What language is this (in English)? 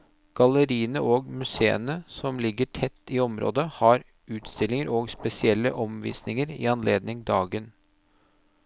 Norwegian